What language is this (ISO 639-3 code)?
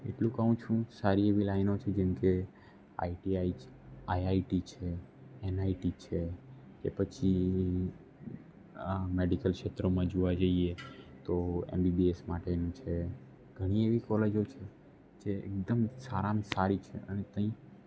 guj